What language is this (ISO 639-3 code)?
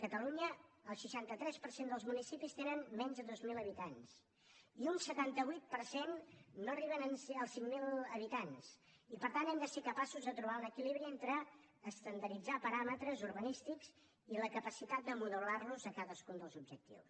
cat